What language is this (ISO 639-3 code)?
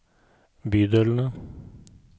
nor